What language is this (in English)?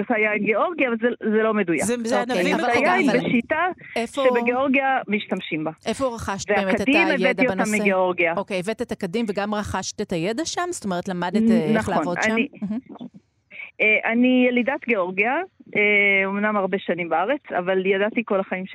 Hebrew